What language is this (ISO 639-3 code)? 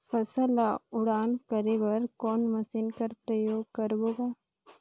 hne